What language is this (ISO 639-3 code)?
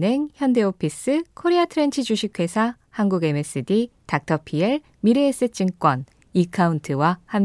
kor